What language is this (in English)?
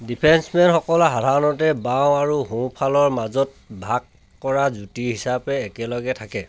Assamese